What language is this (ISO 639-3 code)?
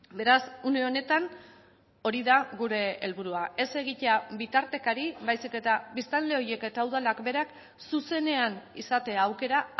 eus